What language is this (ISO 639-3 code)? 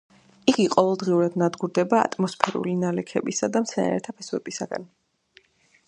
kat